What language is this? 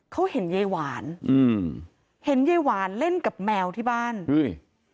Thai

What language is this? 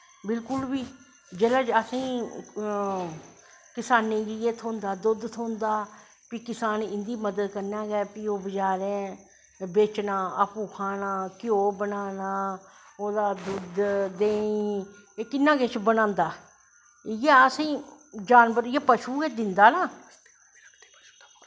Dogri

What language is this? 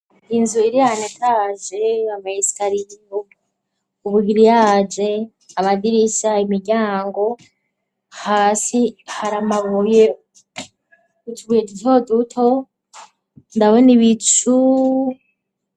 Rundi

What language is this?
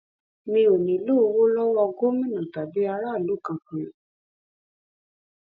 Yoruba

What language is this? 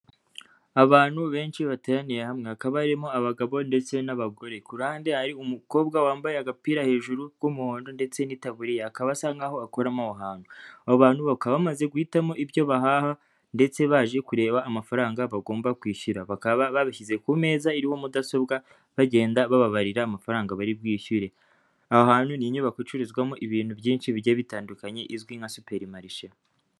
Kinyarwanda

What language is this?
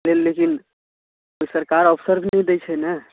Maithili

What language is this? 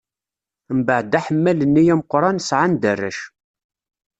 Kabyle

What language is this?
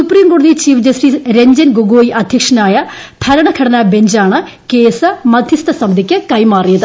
Malayalam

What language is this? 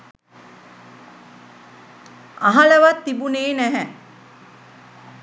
Sinhala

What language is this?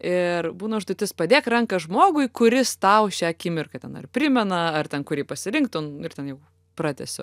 Lithuanian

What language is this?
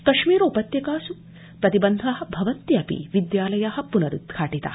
Sanskrit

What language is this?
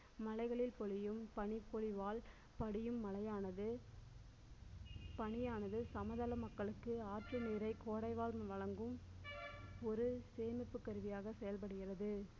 Tamil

